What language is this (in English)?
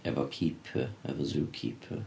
Welsh